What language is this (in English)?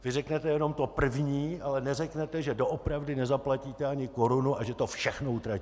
Czech